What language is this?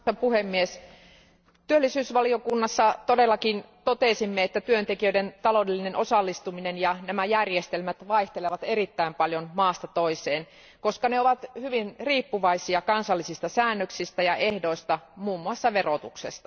Finnish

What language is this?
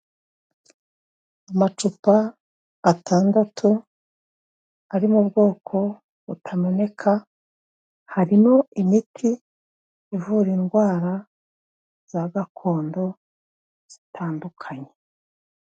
Kinyarwanda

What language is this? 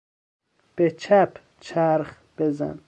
Persian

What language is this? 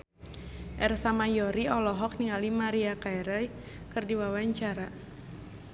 Sundanese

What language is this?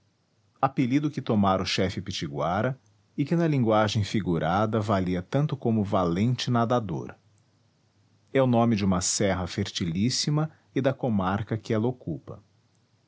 Portuguese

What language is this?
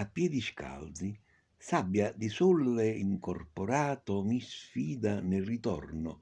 Italian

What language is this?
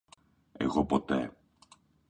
Greek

